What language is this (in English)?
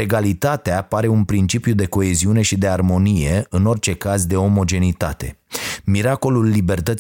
Romanian